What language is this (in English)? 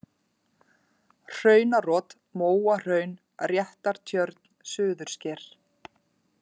Icelandic